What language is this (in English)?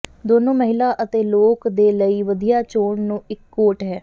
Punjabi